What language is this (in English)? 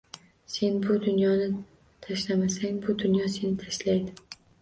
Uzbek